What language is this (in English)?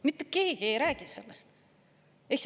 Estonian